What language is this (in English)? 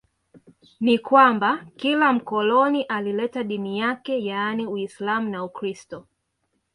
Swahili